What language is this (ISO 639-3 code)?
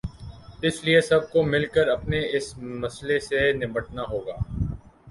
urd